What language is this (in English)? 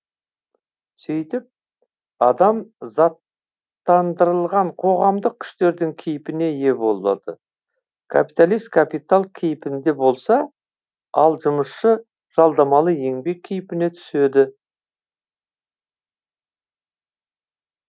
Kazakh